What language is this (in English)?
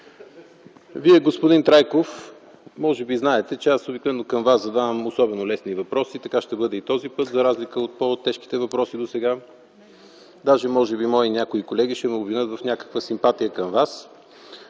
Bulgarian